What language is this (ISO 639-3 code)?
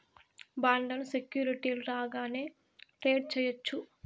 tel